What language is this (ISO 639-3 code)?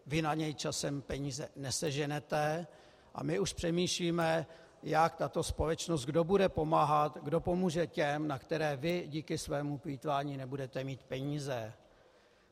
ces